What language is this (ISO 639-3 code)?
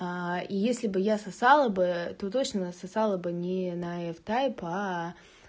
rus